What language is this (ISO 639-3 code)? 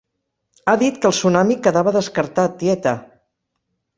cat